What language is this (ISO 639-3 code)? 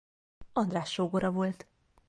hun